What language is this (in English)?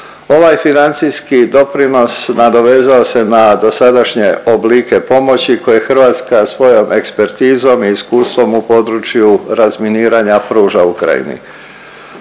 Croatian